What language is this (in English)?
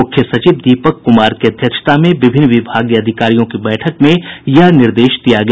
Hindi